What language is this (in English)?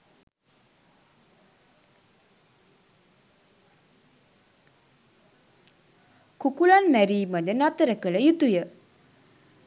Sinhala